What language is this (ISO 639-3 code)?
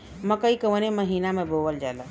bho